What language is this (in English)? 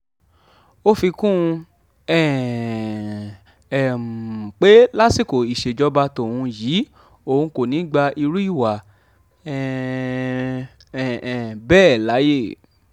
Yoruba